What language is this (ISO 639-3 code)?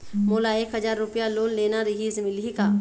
hne